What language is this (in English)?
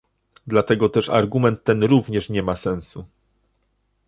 Polish